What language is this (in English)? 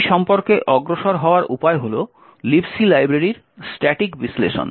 Bangla